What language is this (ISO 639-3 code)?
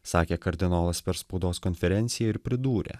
lit